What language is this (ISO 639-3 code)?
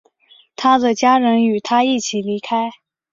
zho